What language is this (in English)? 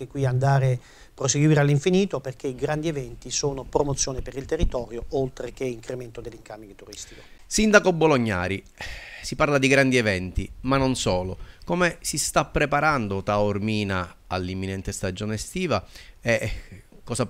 Italian